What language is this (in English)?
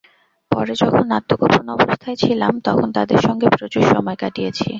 Bangla